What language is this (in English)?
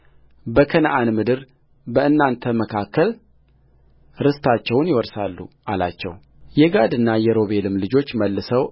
Amharic